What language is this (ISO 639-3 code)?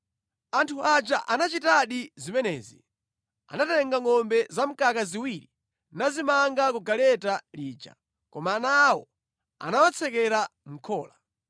nya